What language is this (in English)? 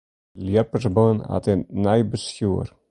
Western Frisian